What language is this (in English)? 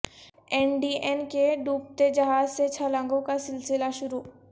Urdu